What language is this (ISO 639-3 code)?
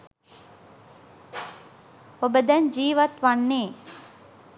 sin